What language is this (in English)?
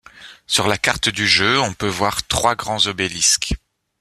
French